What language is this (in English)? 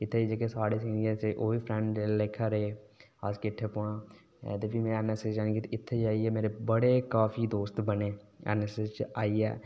Dogri